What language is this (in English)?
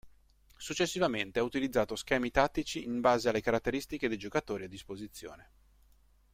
Italian